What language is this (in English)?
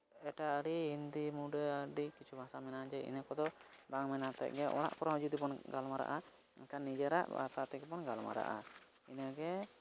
Santali